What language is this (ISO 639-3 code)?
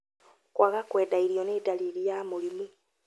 kik